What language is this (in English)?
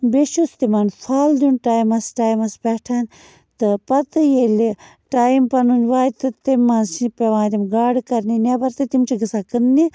Kashmiri